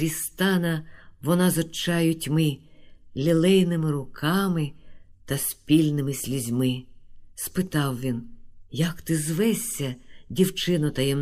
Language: Ukrainian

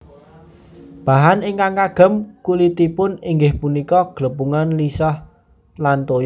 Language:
Javanese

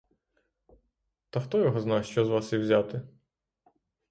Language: Ukrainian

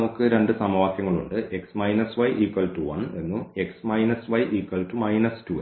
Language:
Malayalam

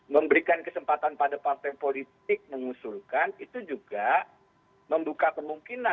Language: Indonesian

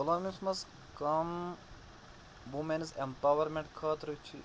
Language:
Kashmiri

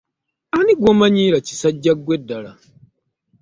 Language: Ganda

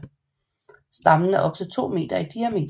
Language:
Danish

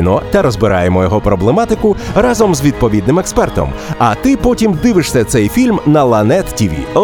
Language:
Ukrainian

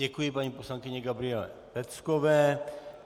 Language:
Czech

